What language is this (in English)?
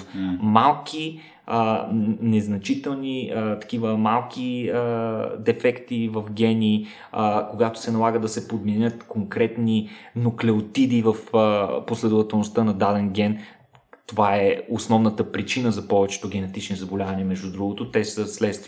Bulgarian